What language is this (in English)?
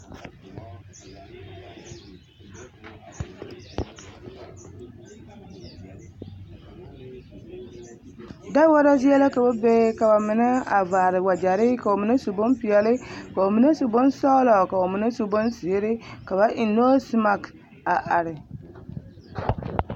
Southern Dagaare